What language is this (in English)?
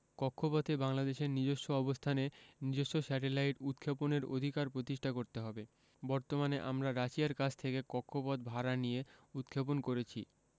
Bangla